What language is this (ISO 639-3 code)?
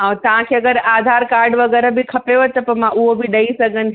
snd